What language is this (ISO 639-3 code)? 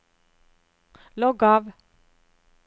nor